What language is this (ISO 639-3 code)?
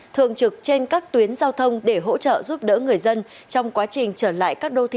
vie